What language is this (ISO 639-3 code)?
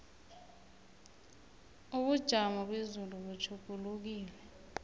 nbl